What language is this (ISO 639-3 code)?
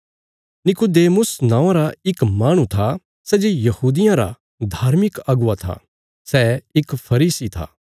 kfs